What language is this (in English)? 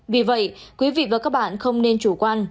Vietnamese